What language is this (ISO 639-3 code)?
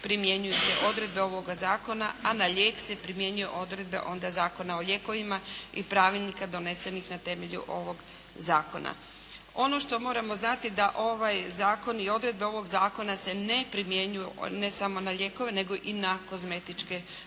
hrv